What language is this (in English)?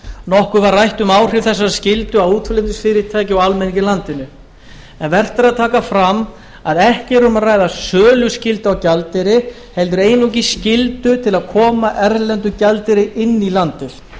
Icelandic